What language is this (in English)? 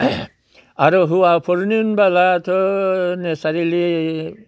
Bodo